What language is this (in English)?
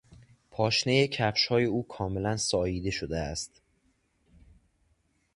Persian